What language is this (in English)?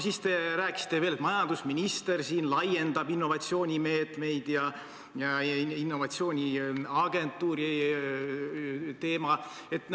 Estonian